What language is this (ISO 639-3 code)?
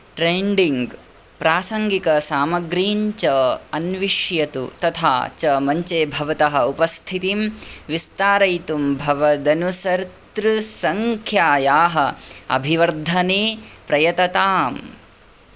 san